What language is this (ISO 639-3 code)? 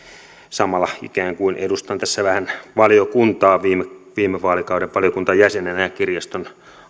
fin